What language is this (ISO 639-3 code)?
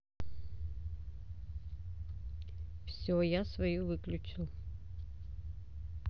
rus